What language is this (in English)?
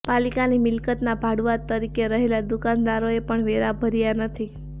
Gujarati